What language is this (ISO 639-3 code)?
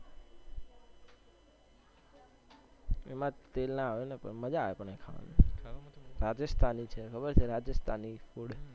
guj